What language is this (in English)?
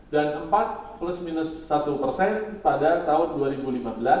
Indonesian